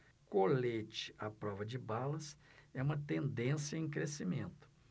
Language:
Portuguese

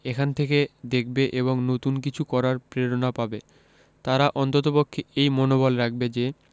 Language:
Bangla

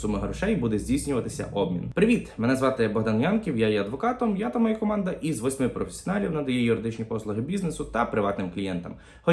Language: Ukrainian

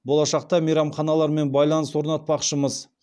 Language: Kazakh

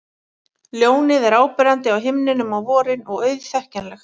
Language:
Icelandic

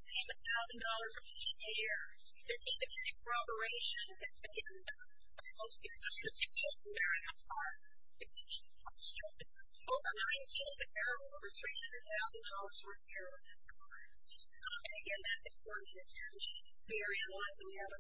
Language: English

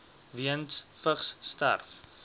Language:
Afrikaans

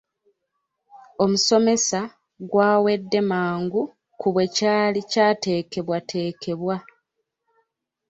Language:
Ganda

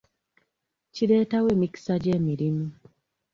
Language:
Ganda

